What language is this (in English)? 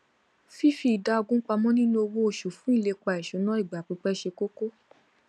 Yoruba